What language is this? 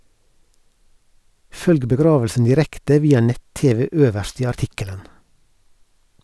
Norwegian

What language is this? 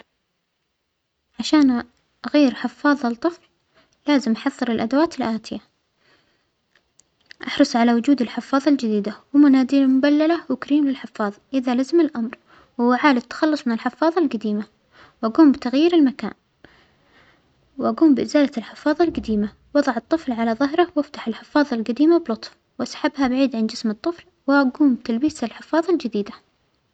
Omani Arabic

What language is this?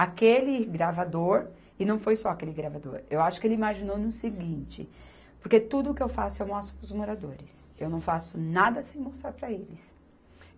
Portuguese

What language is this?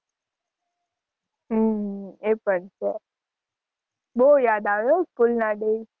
Gujarati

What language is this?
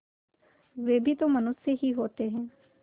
Hindi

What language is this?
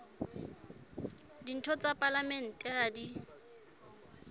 Southern Sotho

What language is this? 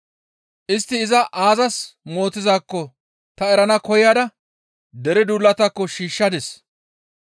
Gamo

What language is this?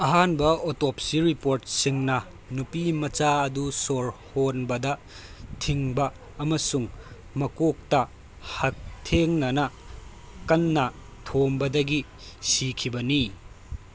Manipuri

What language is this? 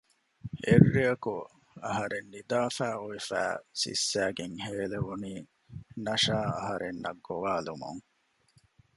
Divehi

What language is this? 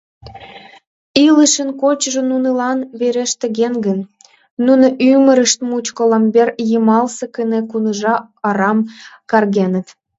Mari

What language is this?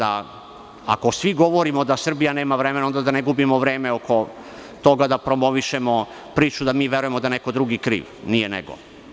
Serbian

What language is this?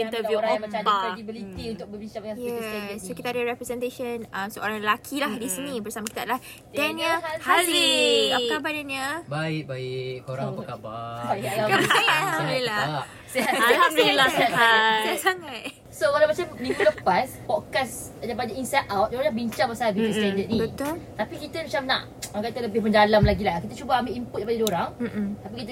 Malay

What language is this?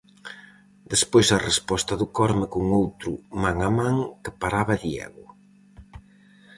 Galician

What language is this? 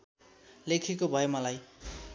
Nepali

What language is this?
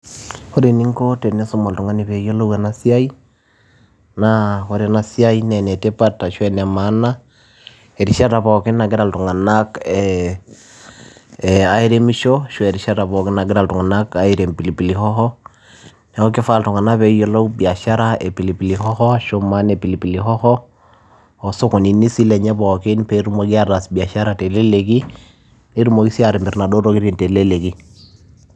Masai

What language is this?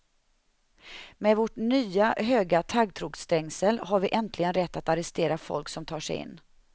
Swedish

